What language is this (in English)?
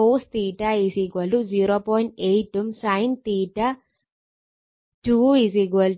Malayalam